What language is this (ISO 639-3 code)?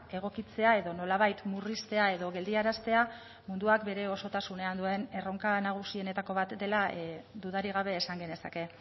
eus